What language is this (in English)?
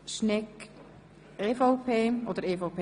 Swiss German